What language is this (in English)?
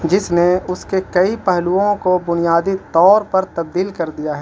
Urdu